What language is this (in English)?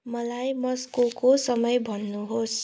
Nepali